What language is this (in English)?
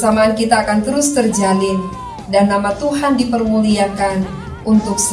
Indonesian